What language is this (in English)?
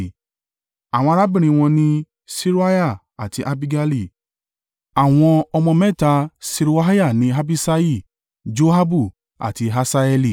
Yoruba